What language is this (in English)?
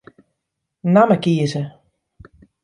Western Frisian